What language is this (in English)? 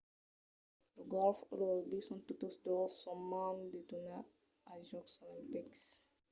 Occitan